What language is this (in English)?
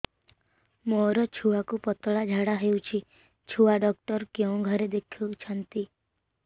Odia